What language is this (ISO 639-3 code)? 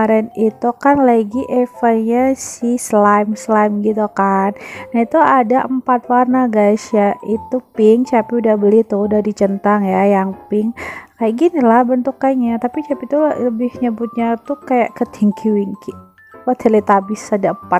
ind